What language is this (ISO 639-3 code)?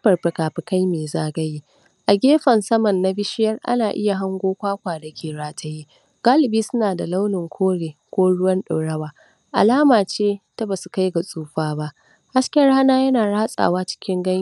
hau